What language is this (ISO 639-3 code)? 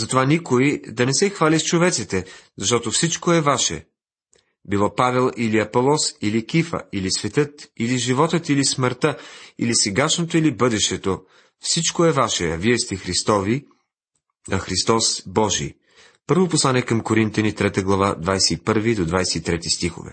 bul